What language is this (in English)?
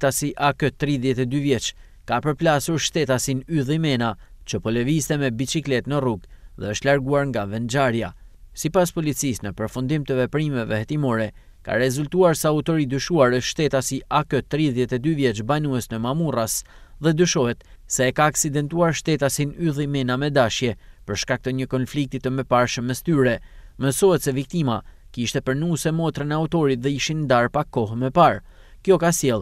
Romanian